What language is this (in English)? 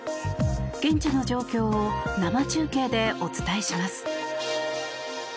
Japanese